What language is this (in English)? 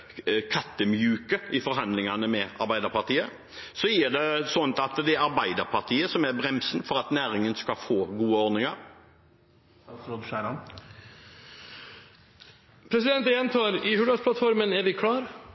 Norwegian Bokmål